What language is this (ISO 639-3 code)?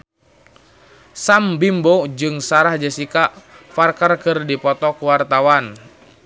sun